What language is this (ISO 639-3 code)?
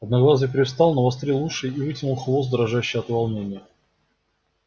rus